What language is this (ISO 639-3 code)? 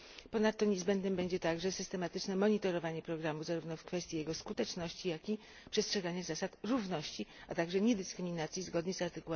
pol